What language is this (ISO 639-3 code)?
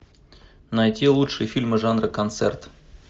rus